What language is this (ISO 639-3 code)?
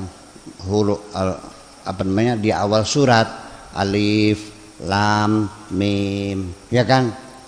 ind